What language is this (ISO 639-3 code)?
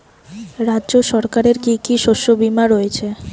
ben